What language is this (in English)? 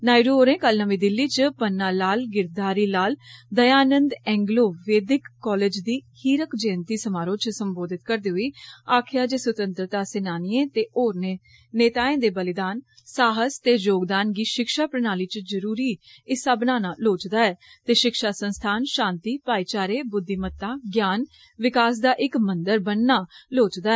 Dogri